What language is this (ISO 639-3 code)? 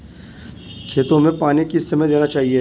hin